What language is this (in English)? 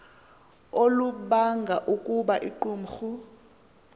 Xhosa